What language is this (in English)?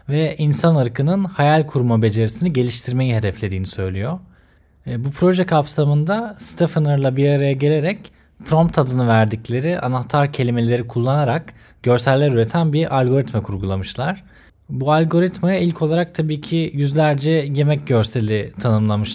Turkish